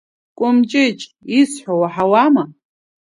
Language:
Abkhazian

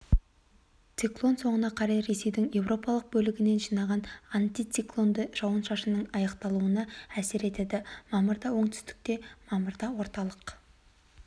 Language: Kazakh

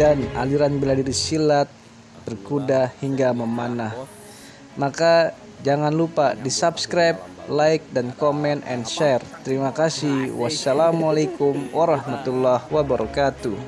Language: Indonesian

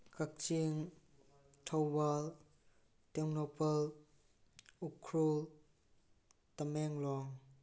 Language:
Manipuri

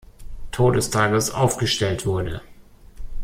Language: German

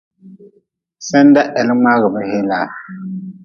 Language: Nawdm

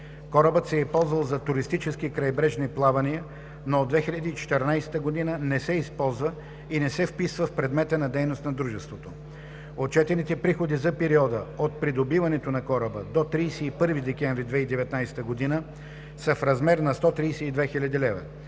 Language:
Bulgarian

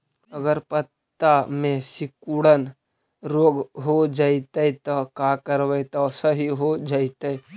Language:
Magahi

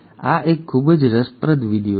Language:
Gujarati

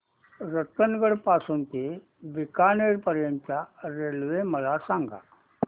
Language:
Marathi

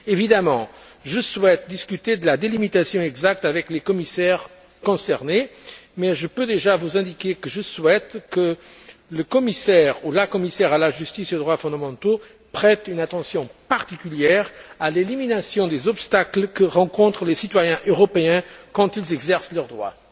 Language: French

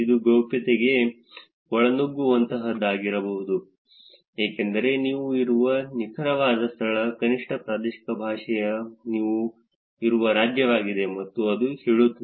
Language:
Kannada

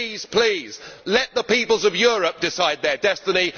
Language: English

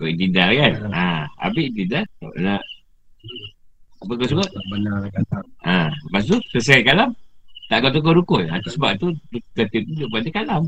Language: Malay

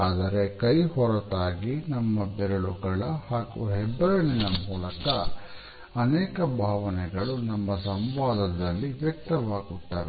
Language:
Kannada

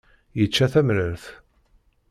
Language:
Kabyle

